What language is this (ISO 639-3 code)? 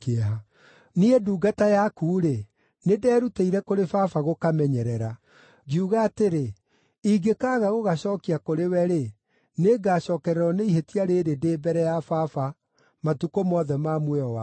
kik